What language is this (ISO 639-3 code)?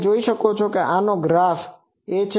guj